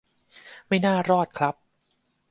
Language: Thai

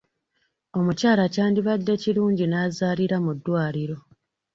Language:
Ganda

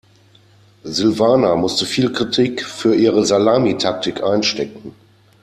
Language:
German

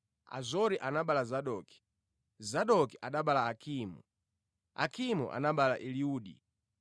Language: Nyanja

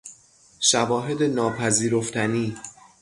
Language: Persian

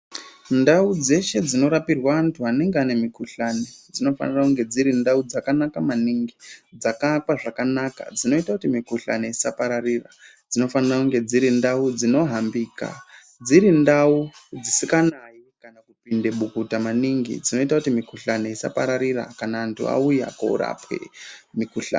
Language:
Ndau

